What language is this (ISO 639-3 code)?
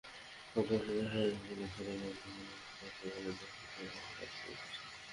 ben